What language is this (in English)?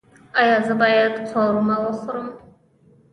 Pashto